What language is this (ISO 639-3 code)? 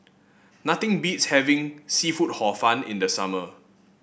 eng